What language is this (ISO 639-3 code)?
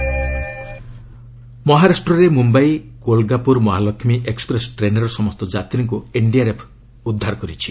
ori